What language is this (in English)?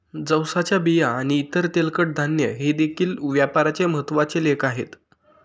Marathi